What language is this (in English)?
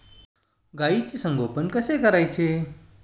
Marathi